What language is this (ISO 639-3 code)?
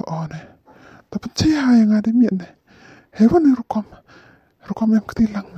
tha